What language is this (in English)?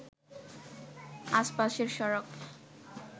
Bangla